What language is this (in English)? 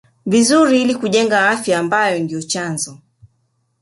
Swahili